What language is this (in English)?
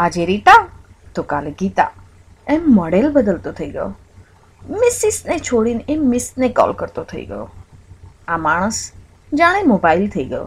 Gujarati